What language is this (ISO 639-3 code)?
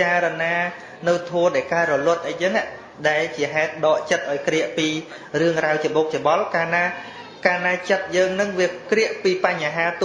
vie